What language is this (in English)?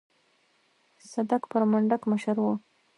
Pashto